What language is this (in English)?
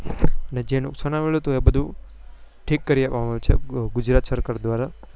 Gujarati